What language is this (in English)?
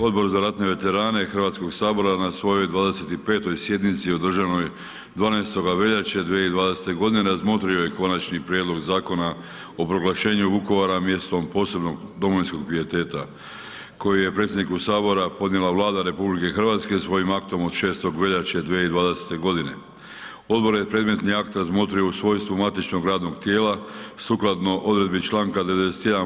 Croatian